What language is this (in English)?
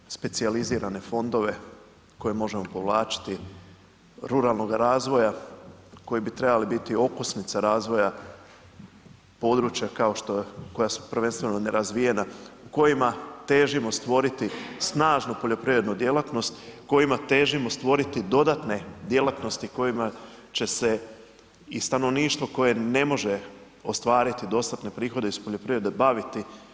Croatian